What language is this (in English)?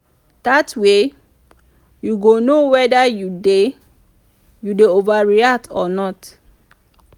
Nigerian Pidgin